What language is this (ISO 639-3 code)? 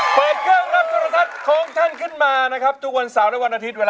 tha